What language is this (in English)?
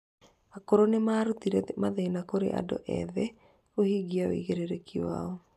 Kikuyu